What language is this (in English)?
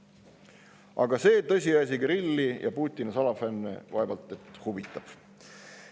Estonian